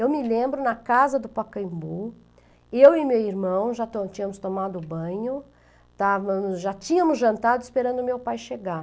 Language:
Portuguese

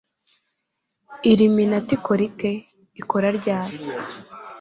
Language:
Kinyarwanda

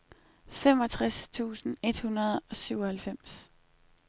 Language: Danish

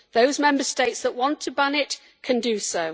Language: English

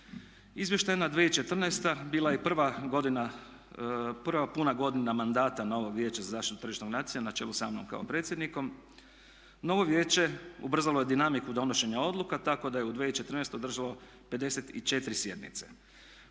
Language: Croatian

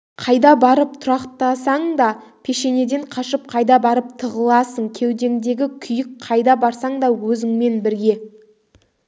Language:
Kazakh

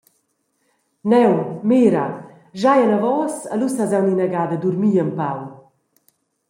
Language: Romansh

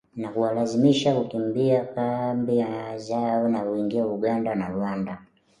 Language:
Swahili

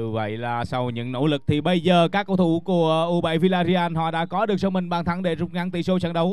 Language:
Vietnamese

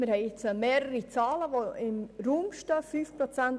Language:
Swiss German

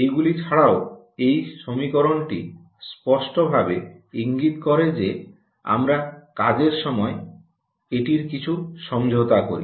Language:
Bangla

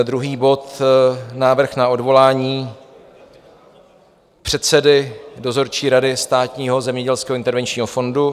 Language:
Czech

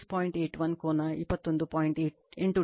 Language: Kannada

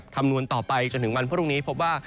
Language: Thai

